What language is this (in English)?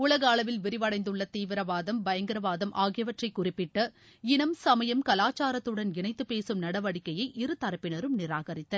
Tamil